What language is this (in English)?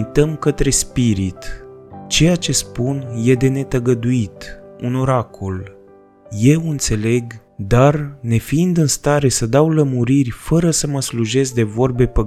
Romanian